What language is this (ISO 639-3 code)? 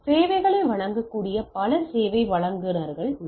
tam